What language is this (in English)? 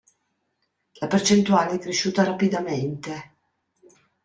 Italian